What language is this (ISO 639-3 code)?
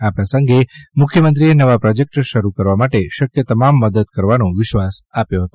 guj